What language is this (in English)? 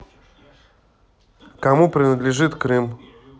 Russian